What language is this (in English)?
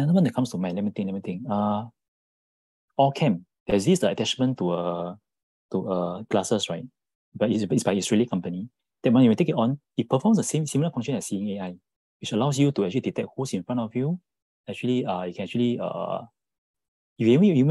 English